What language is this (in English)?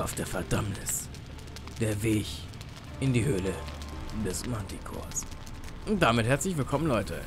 German